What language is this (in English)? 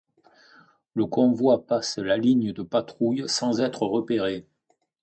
French